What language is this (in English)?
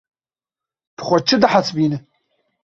Kurdish